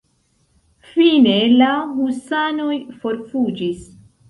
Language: Esperanto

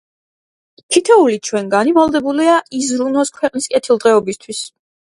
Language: Georgian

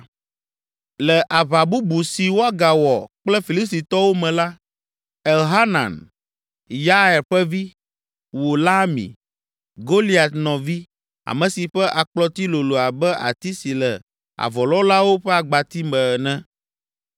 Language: Ewe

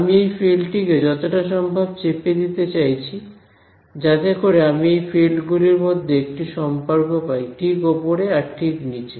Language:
Bangla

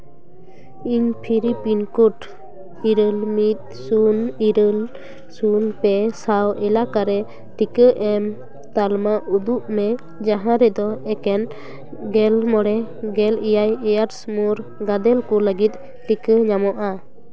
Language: Santali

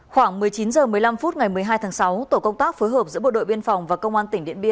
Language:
Vietnamese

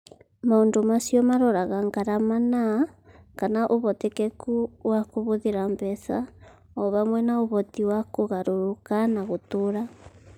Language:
Kikuyu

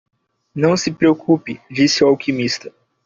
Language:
Portuguese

